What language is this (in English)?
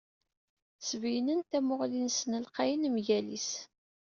Kabyle